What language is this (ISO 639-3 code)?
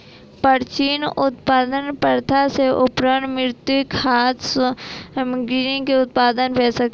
mai